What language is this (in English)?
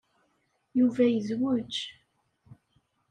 Kabyle